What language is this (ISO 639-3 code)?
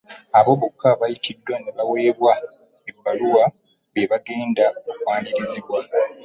lug